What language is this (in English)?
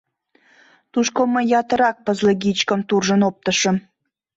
Mari